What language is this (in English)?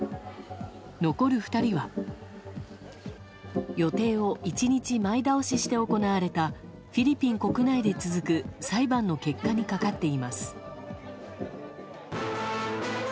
Japanese